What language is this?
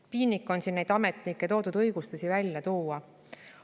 Estonian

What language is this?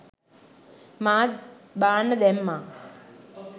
Sinhala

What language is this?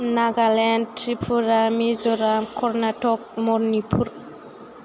Bodo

